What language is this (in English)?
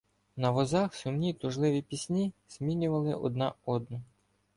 Ukrainian